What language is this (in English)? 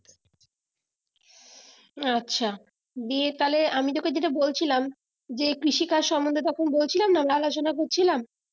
Bangla